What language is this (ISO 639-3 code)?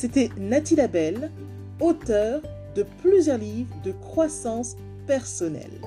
fra